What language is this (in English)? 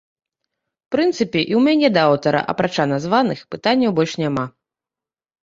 Belarusian